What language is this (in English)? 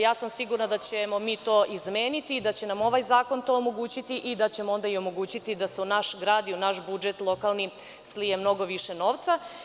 Serbian